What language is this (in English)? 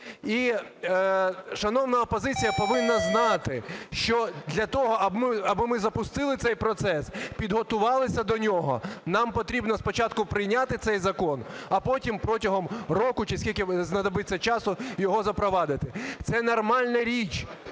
Ukrainian